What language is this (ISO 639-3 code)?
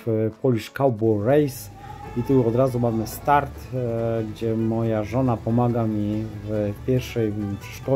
pol